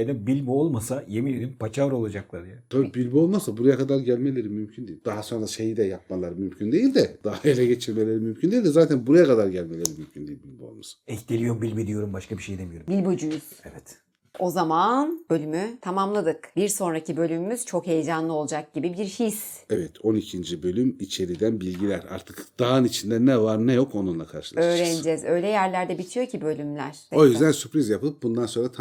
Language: Turkish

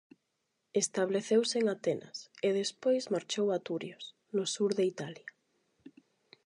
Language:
Galician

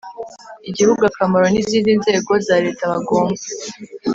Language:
Kinyarwanda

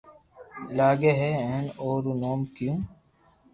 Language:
Loarki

